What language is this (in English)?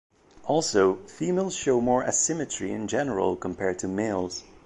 English